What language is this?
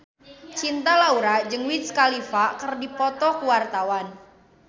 Sundanese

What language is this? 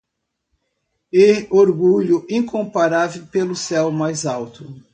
Portuguese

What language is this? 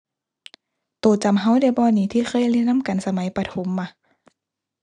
Thai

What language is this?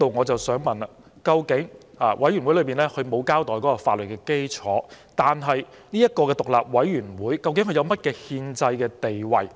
Cantonese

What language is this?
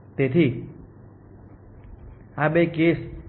Gujarati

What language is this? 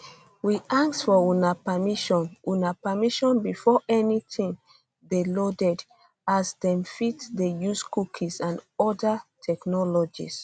Nigerian Pidgin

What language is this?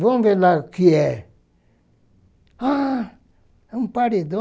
Portuguese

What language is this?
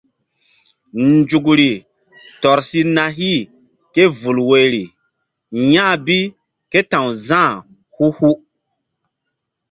Mbum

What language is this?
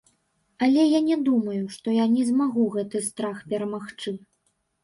Belarusian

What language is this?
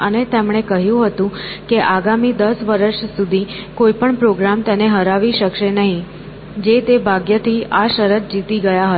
Gujarati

